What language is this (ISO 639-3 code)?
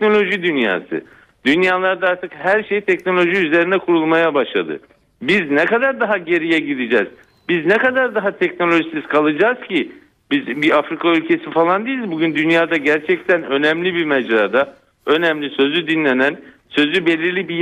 tur